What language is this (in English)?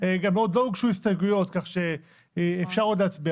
Hebrew